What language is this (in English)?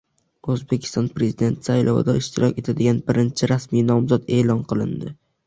Uzbek